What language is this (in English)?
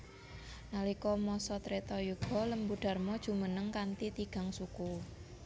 Javanese